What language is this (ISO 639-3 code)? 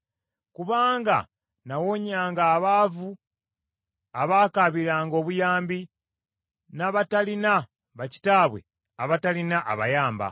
lug